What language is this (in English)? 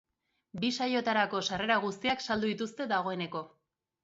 Basque